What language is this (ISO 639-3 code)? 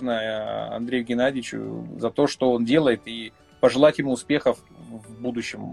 rus